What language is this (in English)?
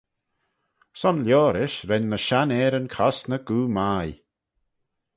Manx